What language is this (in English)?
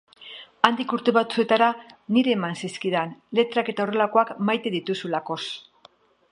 Basque